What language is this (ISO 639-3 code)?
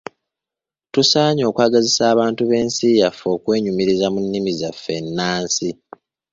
lug